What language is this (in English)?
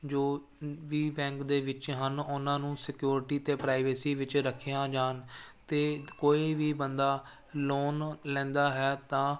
Punjabi